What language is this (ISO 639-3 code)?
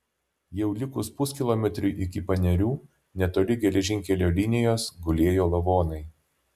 lit